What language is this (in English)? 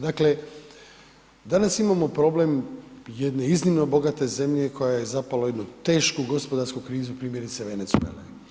Croatian